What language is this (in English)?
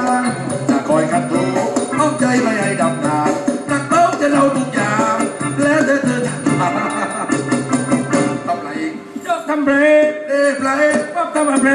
Thai